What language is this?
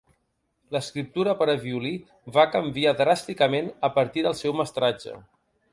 Catalan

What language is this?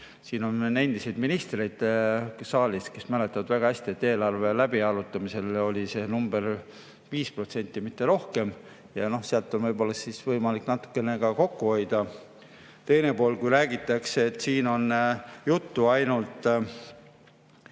Estonian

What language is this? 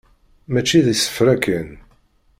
Kabyle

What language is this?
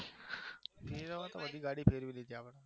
Gujarati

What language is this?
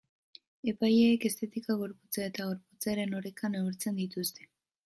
Basque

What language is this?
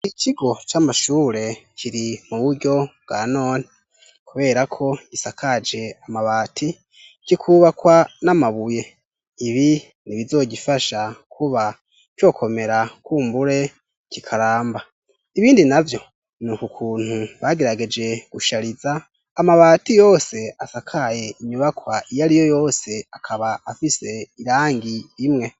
Rundi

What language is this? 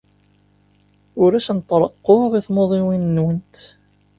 Kabyle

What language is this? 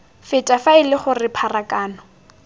Tswana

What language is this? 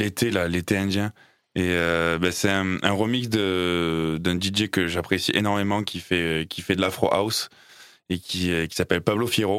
French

